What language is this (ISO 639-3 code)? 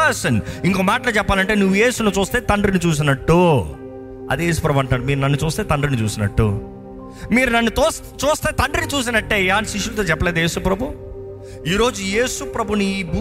tel